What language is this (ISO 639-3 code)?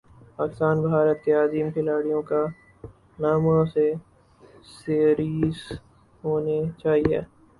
urd